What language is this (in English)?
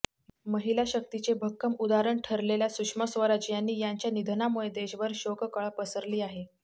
Marathi